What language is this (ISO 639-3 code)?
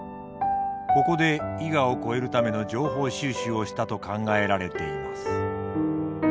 jpn